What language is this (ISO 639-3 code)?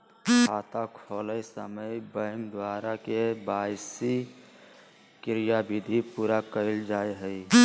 mag